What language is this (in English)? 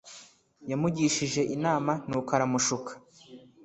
Kinyarwanda